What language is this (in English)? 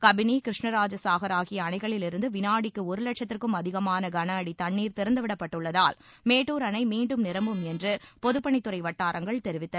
Tamil